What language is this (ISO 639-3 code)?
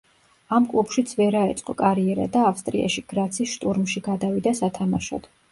kat